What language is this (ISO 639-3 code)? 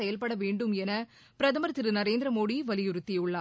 tam